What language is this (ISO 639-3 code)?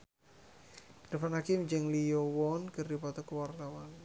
sun